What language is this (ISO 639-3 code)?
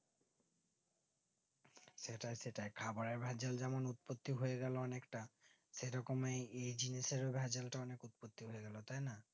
ben